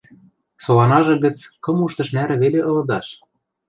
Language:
Western Mari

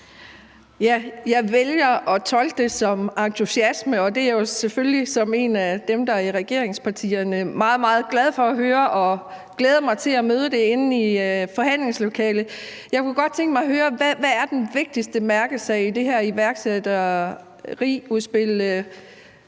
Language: Danish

